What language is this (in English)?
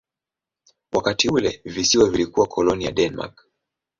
Swahili